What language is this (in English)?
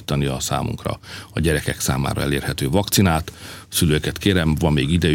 Hungarian